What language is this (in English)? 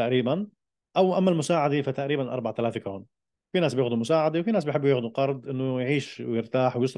Arabic